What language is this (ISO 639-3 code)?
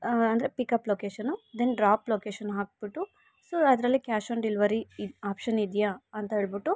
kan